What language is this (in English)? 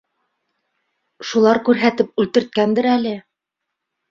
Bashkir